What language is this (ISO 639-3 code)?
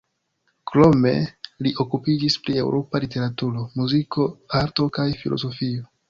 epo